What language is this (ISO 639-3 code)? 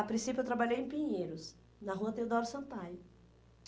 por